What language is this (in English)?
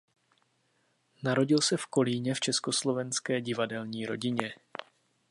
Czech